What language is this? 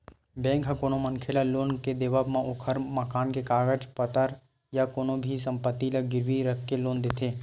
Chhattisgarhi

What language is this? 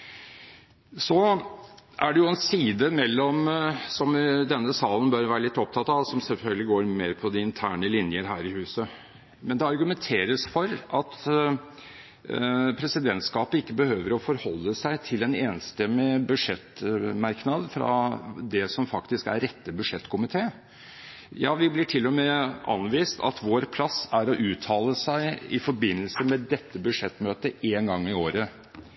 Norwegian Bokmål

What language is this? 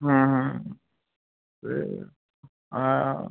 Bangla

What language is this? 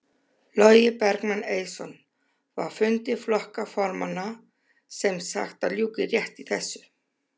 Icelandic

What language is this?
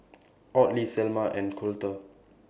English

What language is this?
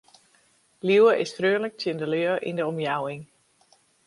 Western Frisian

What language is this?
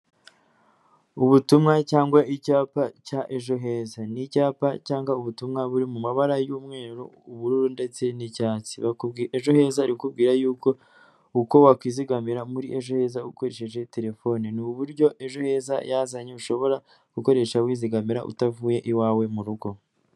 Kinyarwanda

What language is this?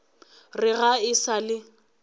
Northern Sotho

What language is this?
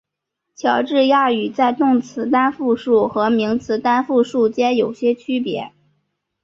Chinese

